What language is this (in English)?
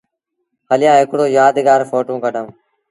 Sindhi Bhil